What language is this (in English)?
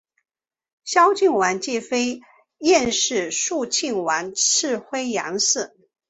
Chinese